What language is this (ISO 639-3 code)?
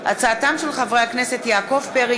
heb